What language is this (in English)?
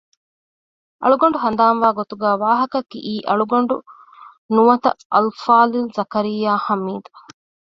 Divehi